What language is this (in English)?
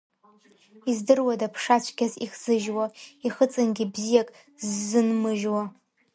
Abkhazian